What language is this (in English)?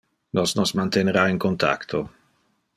Interlingua